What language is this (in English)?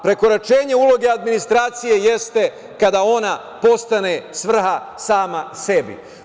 Serbian